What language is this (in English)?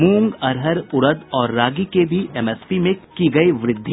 Hindi